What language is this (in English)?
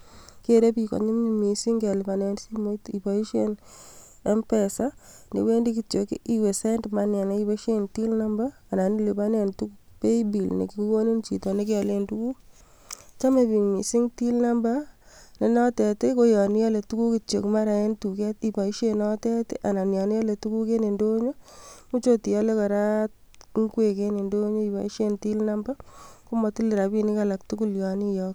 Kalenjin